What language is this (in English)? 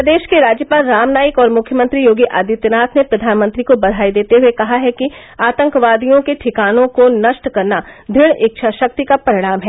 Hindi